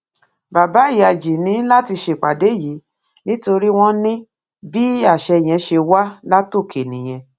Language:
Yoruba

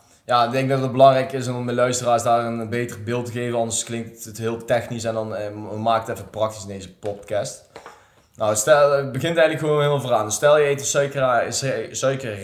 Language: Dutch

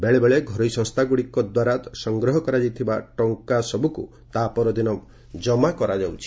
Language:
Odia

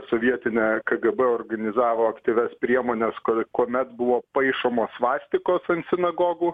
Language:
Lithuanian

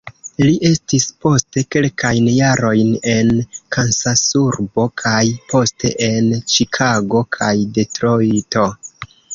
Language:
Esperanto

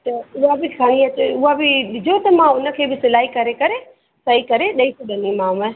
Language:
Sindhi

